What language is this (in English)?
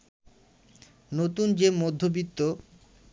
Bangla